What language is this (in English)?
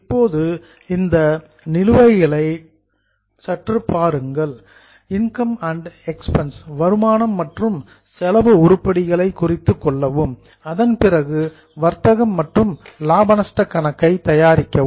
Tamil